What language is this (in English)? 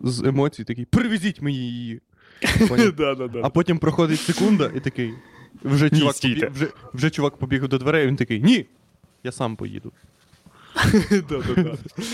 Ukrainian